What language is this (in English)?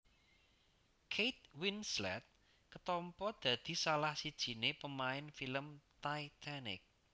Javanese